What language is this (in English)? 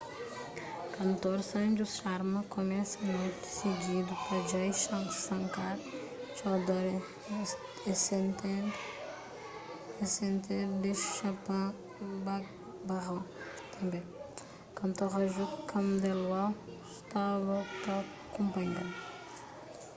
Kabuverdianu